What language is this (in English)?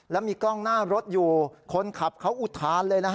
Thai